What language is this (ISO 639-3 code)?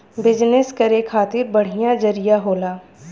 bho